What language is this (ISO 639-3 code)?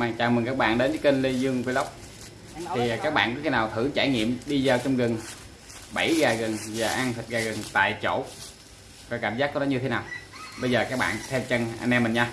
vie